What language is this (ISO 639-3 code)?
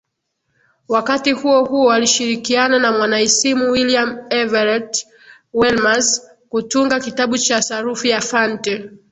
swa